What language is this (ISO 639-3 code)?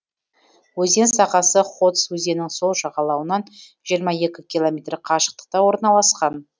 kaz